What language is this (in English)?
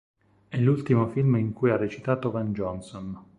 Italian